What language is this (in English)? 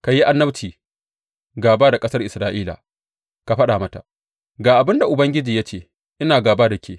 Hausa